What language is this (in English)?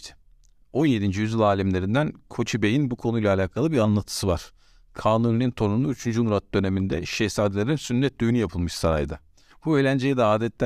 Turkish